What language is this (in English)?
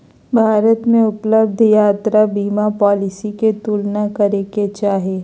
Magahi